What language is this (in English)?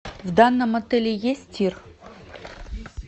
Russian